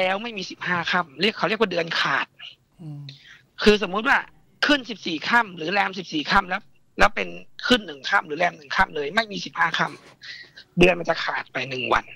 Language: Thai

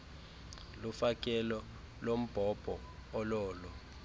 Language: Xhosa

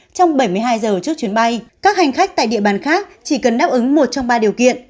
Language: Vietnamese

